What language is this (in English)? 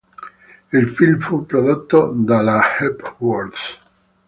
Italian